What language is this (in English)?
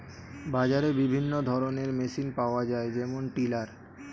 Bangla